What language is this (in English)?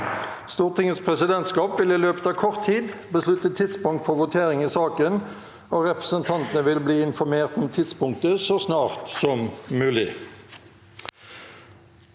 Norwegian